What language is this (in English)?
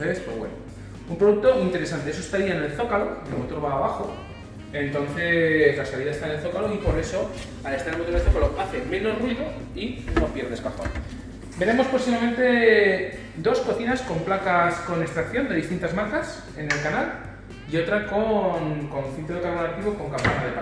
Spanish